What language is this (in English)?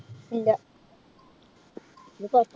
Malayalam